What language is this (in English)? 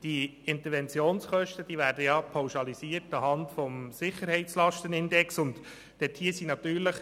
Swiss German